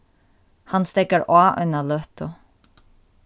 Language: Faroese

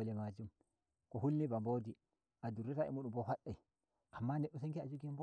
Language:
Nigerian Fulfulde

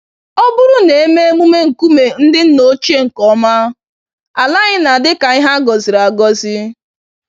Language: Igbo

